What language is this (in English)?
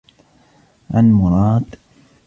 Arabic